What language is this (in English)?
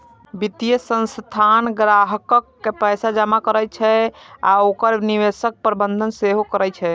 Maithili